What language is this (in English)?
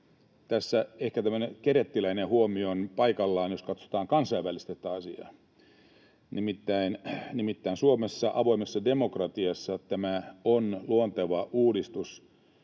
Finnish